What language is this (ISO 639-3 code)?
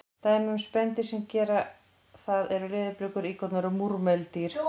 isl